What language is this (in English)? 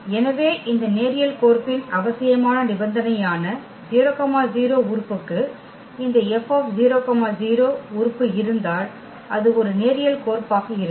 Tamil